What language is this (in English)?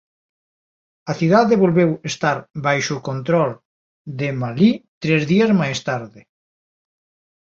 Galician